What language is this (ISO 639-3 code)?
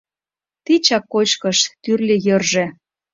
chm